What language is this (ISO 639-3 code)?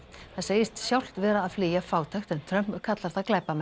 isl